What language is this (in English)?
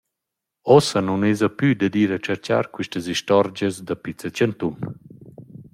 Romansh